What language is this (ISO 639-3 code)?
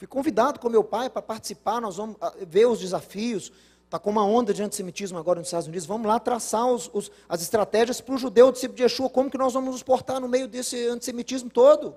por